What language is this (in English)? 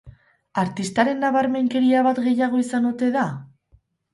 Basque